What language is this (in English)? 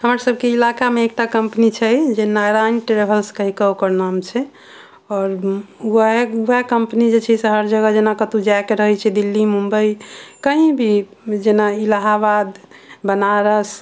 Maithili